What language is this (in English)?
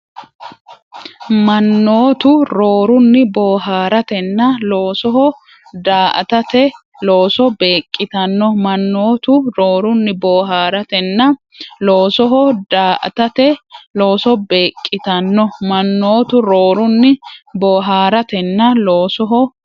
Sidamo